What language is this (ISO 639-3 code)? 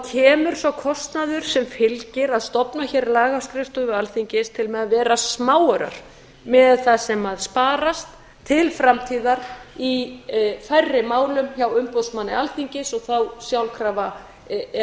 isl